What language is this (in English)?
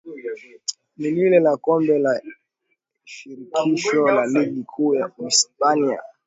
Swahili